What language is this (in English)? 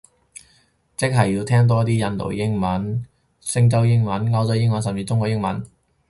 Cantonese